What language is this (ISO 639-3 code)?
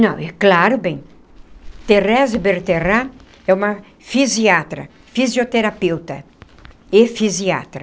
por